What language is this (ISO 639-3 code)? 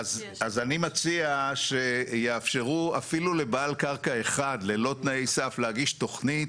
heb